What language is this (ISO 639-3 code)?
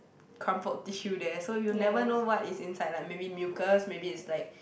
eng